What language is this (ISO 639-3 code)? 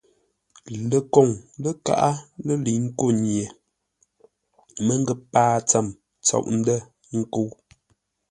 nla